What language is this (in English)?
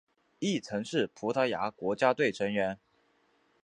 Chinese